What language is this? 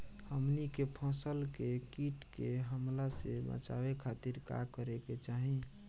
Bhojpuri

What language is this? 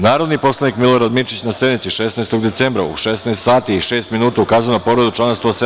Serbian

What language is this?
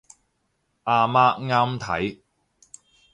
Cantonese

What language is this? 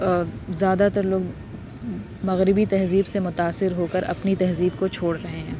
Urdu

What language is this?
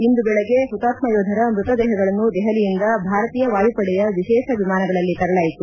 Kannada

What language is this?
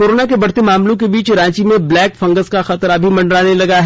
Hindi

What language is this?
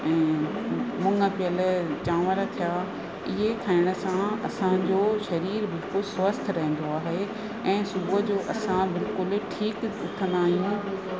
Sindhi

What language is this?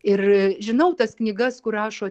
Lithuanian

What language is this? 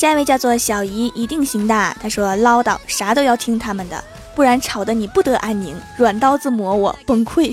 Chinese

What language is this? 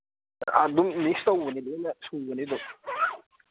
Manipuri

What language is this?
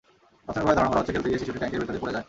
Bangla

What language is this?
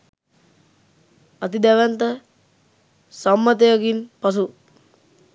Sinhala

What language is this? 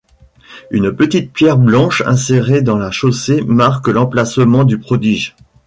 French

